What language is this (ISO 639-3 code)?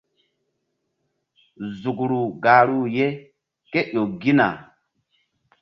mdd